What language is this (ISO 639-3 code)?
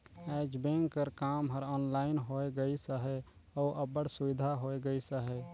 hne